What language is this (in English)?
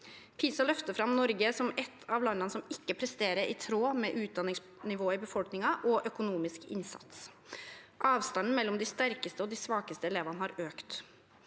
Norwegian